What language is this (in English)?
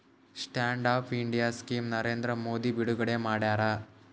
Kannada